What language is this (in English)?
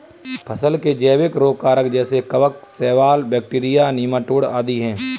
Hindi